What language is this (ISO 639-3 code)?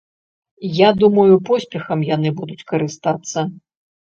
bel